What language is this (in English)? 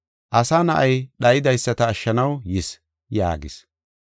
Gofa